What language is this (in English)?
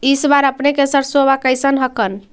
Magahi